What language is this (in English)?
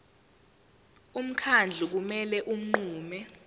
Zulu